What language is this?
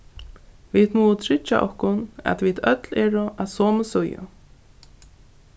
Faroese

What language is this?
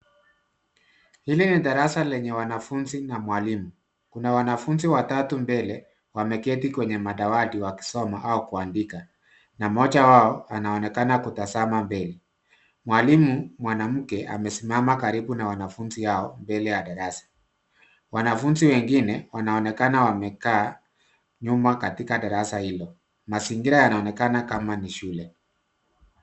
Swahili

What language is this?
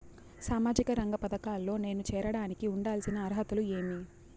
Telugu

